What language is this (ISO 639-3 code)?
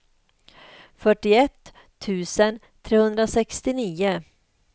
swe